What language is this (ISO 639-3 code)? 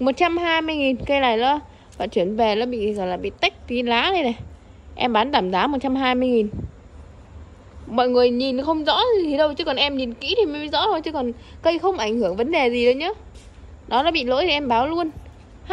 vie